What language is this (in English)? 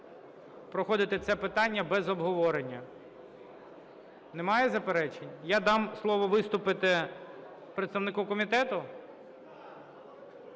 Ukrainian